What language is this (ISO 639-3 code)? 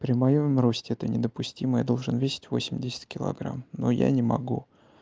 rus